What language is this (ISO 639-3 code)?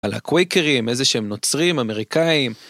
heb